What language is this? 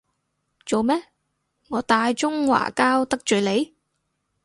Cantonese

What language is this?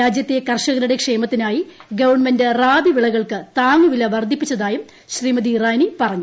Malayalam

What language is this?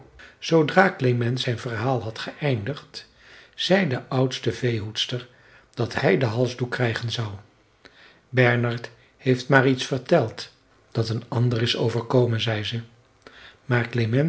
Dutch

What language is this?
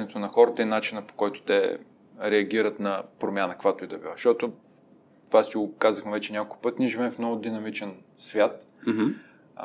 Bulgarian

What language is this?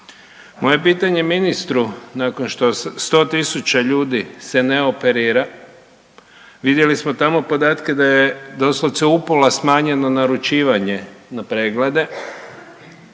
Croatian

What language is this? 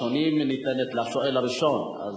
Hebrew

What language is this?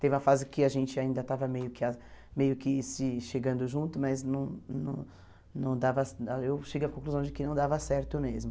Portuguese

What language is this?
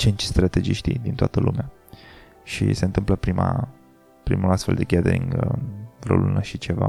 Romanian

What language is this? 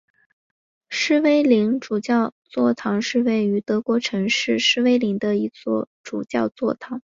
Chinese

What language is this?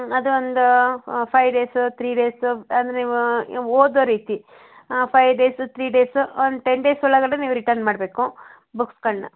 Kannada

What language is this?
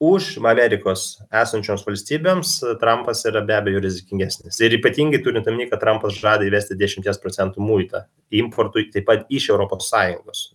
Lithuanian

